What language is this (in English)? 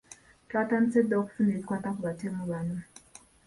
Ganda